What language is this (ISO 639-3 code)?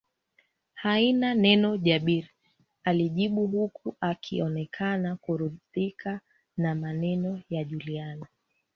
swa